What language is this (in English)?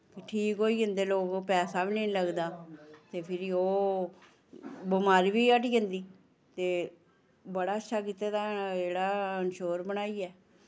Dogri